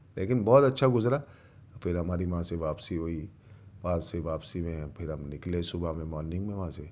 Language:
Urdu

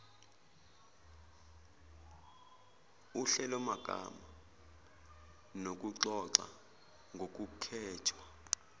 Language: Zulu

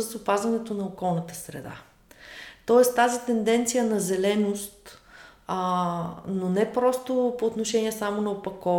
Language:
Bulgarian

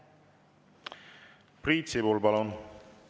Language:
Estonian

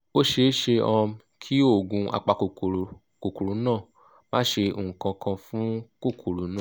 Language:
Yoruba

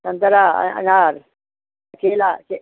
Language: Hindi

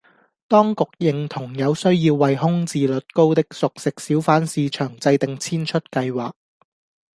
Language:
Cantonese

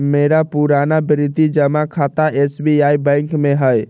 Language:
Magahi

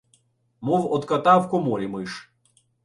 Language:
Ukrainian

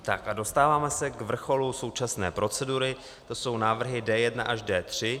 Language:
Czech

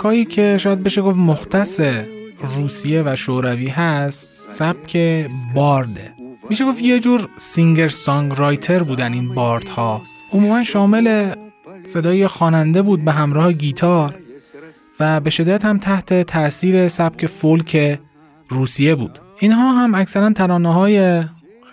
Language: Persian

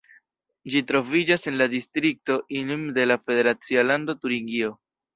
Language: Esperanto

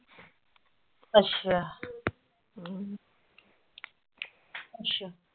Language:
Punjabi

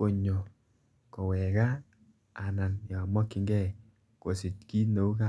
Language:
Kalenjin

